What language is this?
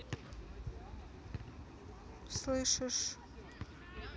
Russian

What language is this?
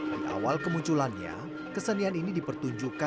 Indonesian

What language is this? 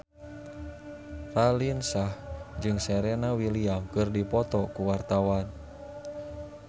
Sundanese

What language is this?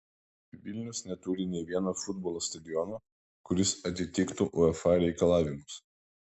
Lithuanian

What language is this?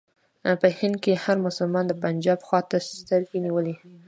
Pashto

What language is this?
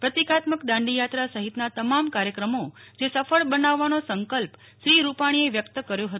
Gujarati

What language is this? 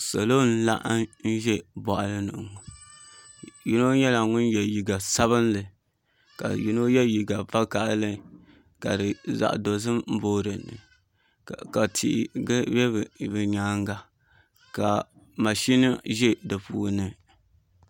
Dagbani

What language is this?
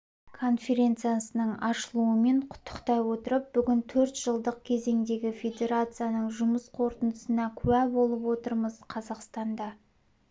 Kazakh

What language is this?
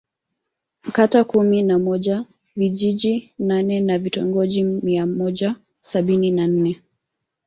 Swahili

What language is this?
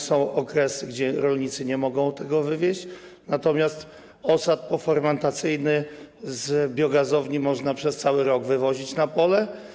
Polish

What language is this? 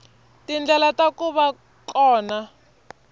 Tsonga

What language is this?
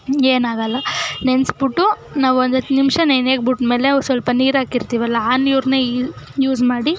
Kannada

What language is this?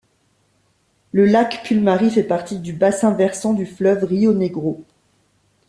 French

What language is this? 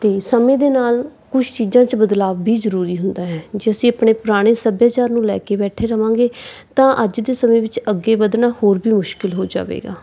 Punjabi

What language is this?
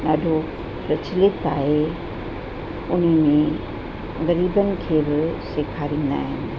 Sindhi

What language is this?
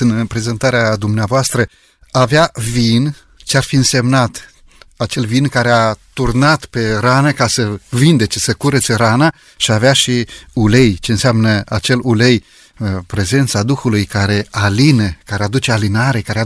Romanian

